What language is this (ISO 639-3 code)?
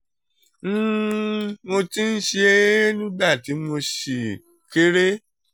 yor